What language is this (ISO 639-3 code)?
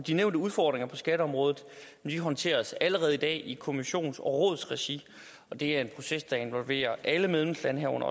dan